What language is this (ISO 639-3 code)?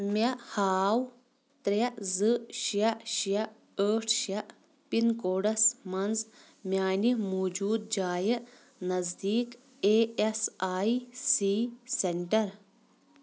kas